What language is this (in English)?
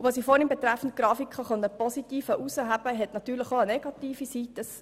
Swiss German